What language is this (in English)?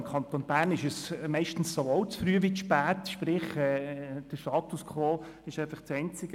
Swiss German